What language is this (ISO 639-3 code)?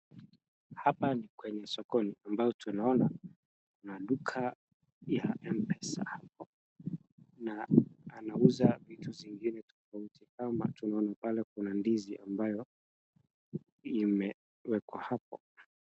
swa